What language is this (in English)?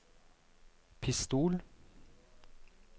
Norwegian